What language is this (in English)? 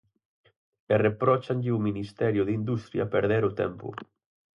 Galician